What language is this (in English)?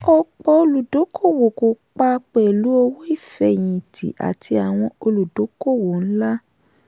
Yoruba